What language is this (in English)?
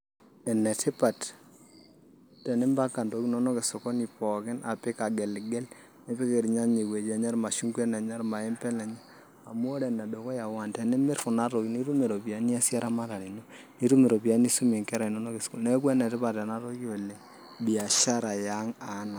Masai